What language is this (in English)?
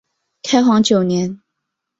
Chinese